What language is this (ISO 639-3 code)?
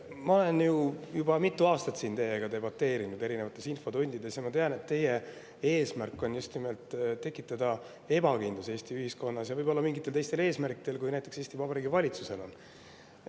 est